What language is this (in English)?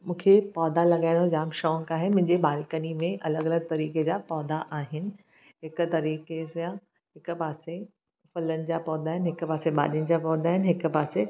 Sindhi